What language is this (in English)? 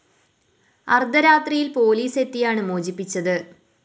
Malayalam